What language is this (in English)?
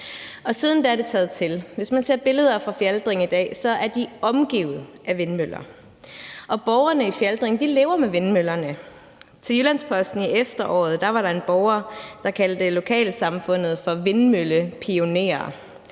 Danish